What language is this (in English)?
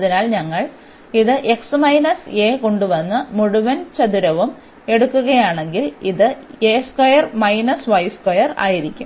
Malayalam